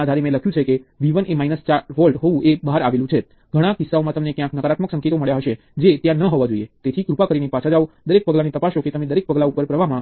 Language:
Gujarati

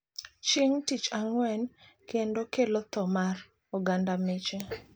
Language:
Luo (Kenya and Tanzania)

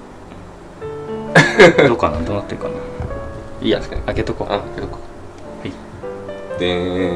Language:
Japanese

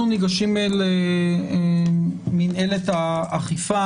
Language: Hebrew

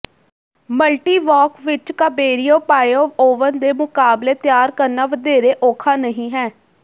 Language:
Punjabi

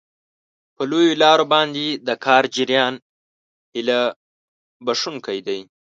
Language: Pashto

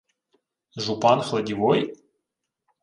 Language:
Ukrainian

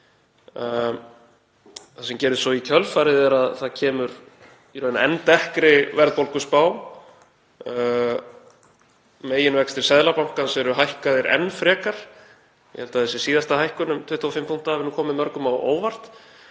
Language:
Icelandic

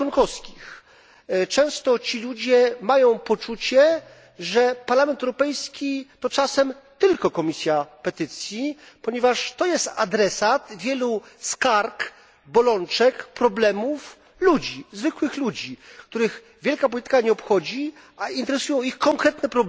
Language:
Polish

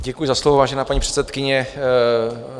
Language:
Czech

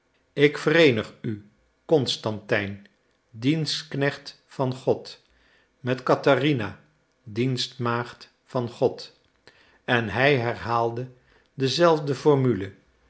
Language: Dutch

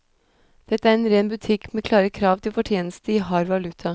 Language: Norwegian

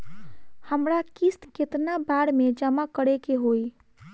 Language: Bhojpuri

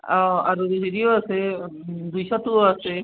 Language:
Assamese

